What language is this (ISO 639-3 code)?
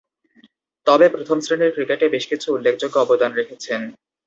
ben